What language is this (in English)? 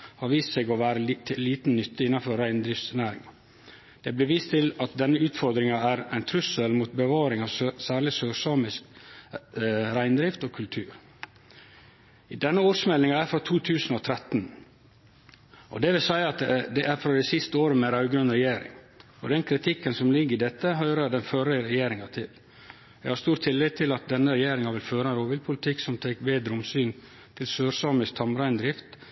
Norwegian Nynorsk